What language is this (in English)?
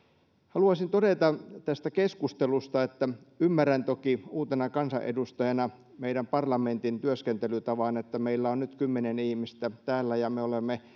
Finnish